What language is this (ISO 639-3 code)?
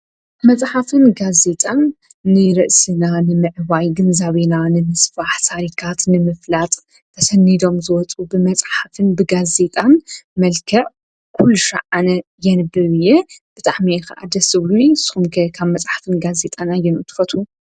tir